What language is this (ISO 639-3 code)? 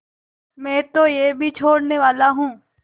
hin